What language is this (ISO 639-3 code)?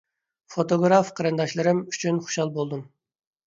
uig